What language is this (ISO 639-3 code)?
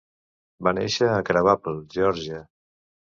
cat